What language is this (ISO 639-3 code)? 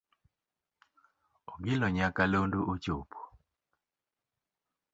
luo